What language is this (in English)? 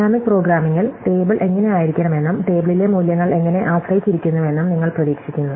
Malayalam